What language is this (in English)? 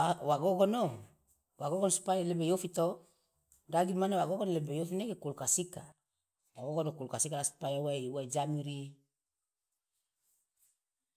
Loloda